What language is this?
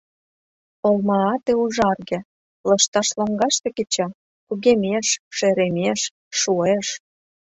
Mari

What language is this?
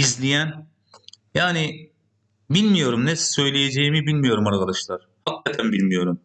Turkish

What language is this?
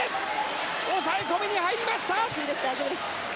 Japanese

